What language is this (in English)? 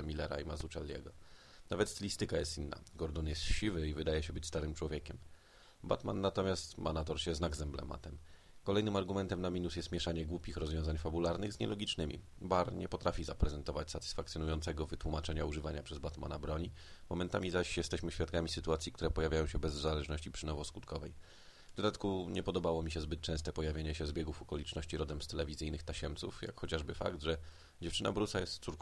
Polish